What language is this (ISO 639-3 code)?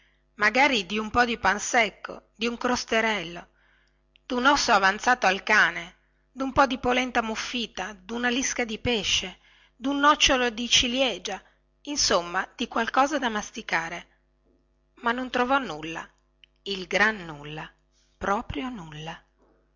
ita